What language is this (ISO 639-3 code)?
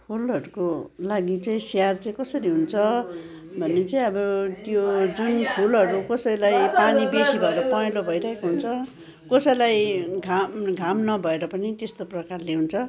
nep